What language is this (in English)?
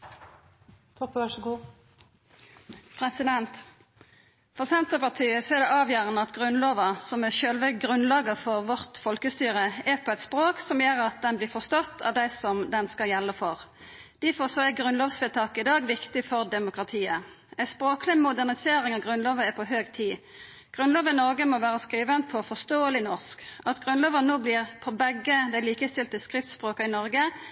Norwegian